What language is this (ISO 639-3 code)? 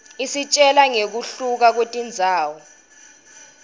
ssw